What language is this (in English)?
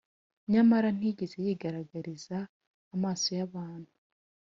Kinyarwanda